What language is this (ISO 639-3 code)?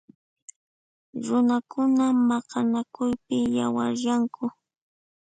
qxp